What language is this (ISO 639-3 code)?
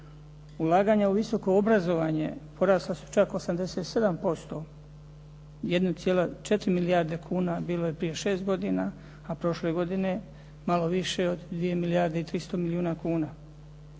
hrv